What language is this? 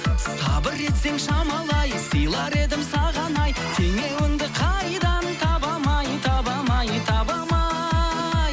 Kazakh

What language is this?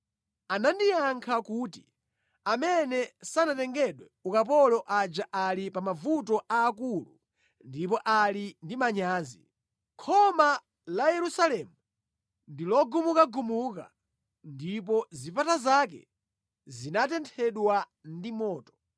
Nyanja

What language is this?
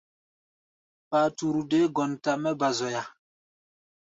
Gbaya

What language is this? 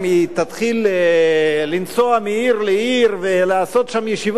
Hebrew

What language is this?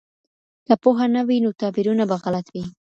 Pashto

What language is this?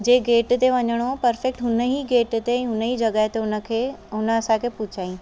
Sindhi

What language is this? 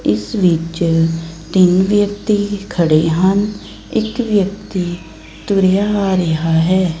Punjabi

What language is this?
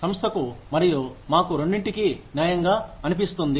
Telugu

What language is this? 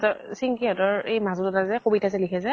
Assamese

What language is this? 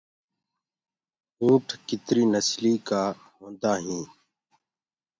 Gurgula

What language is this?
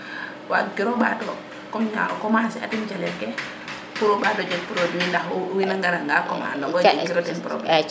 Serer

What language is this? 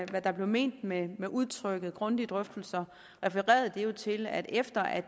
Danish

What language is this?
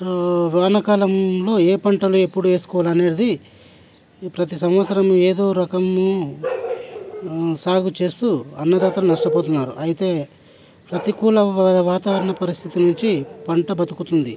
Telugu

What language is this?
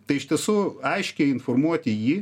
Lithuanian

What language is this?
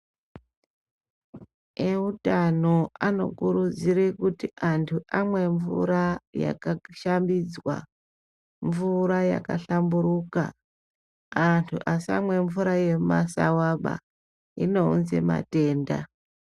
Ndau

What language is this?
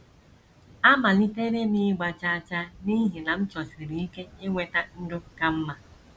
Igbo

